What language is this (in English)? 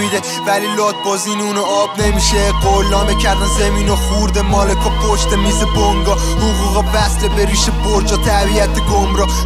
Persian